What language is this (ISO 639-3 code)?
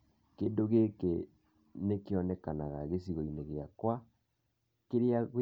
kik